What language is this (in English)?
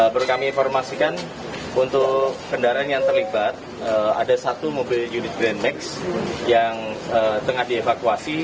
Indonesian